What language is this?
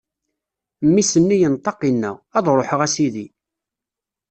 Kabyle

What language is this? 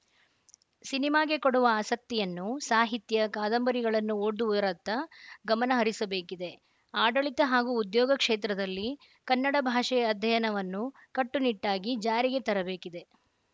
Kannada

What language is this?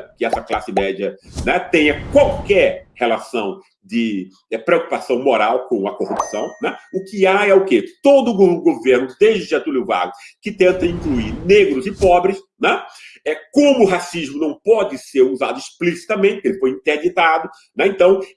Portuguese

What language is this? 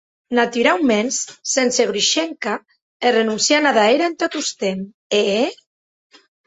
Occitan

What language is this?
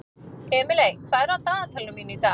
Icelandic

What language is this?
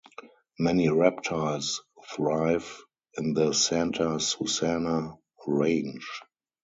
English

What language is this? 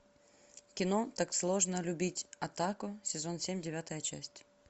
Russian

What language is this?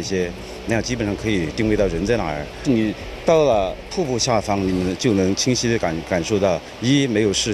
Chinese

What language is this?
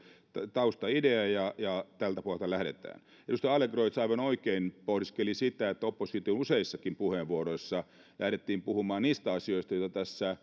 Finnish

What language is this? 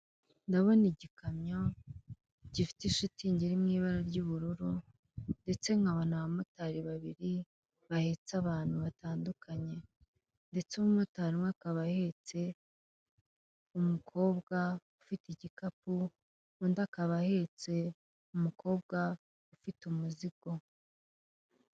Kinyarwanda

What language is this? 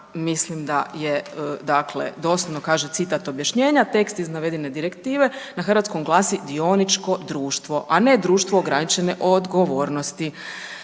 Croatian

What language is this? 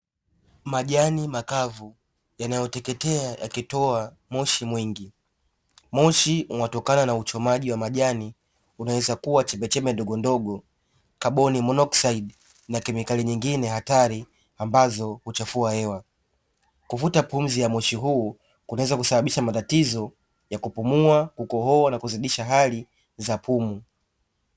Swahili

